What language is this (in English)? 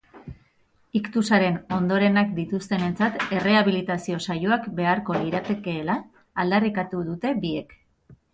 Basque